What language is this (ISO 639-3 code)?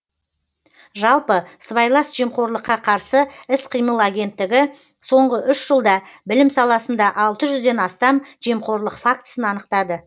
kaz